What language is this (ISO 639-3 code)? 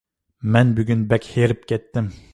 uig